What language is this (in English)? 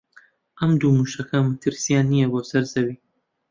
Central Kurdish